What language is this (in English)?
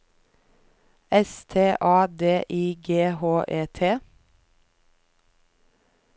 Norwegian